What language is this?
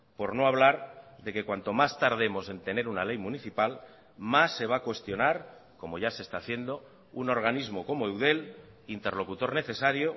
Spanish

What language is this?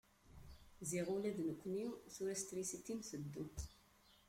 Kabyle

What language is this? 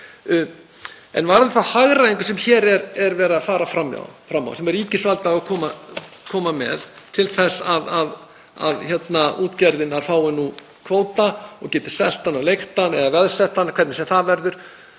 Icelandic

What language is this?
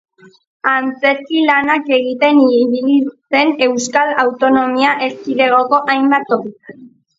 Basque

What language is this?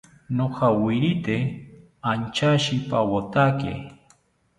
South Ucayali Ashéninka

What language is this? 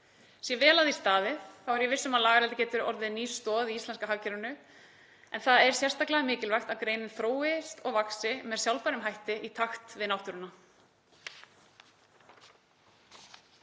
Icelandic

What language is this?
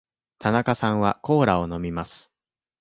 Japanese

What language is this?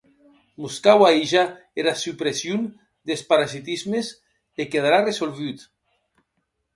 Occitan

